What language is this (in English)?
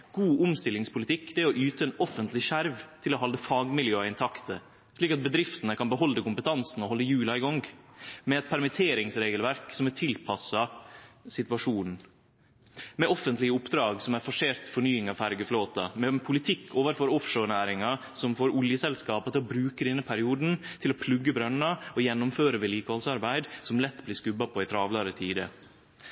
Norwegian Nynorsk